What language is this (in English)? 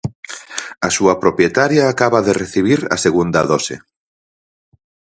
Galician